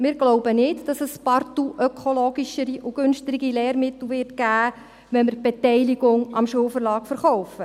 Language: Swiss German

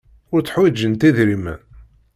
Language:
Kabyle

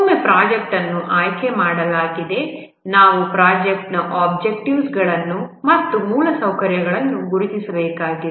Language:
Kannada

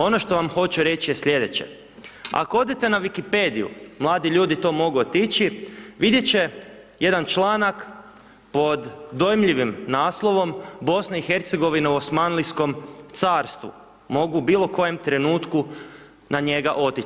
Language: Croatian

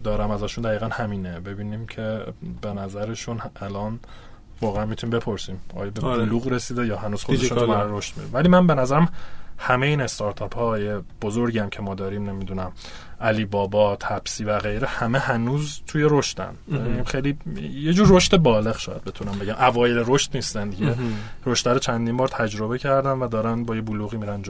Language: Persian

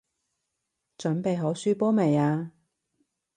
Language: Cantonese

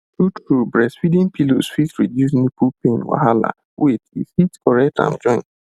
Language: Nigerian Pidgin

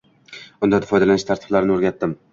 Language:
Uzbek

